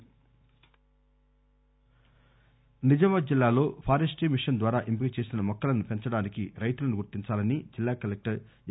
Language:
Telugu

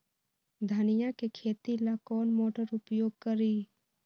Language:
Magahi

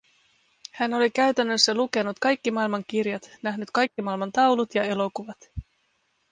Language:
Finnish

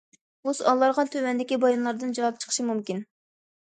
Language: Uyghur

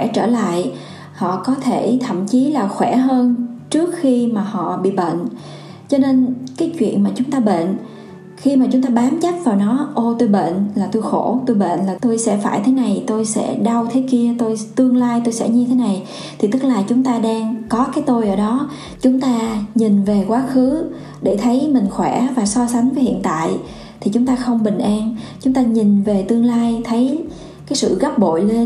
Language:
Vietnamese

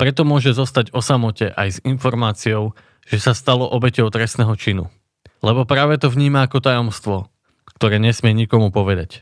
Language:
Slovak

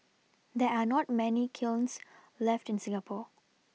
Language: English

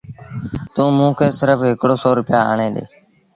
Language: Sindhi Bhil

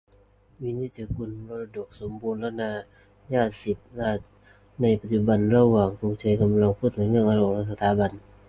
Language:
Thai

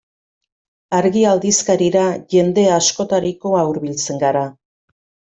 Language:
Basque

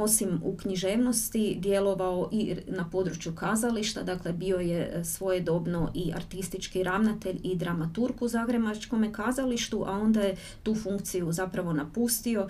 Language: Croatian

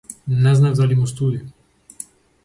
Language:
Macedonian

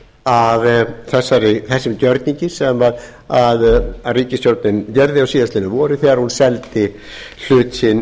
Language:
Icelandic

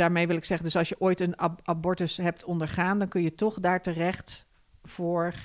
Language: Dutch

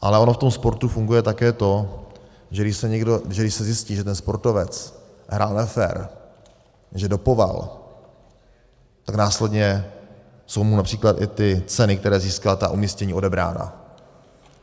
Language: Czech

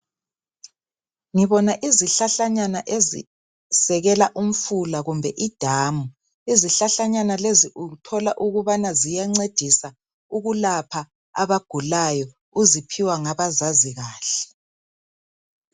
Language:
North Ndebele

